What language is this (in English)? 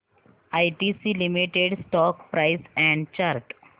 Marathi